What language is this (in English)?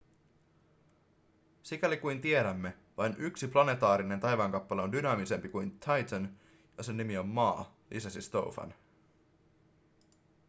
Finnish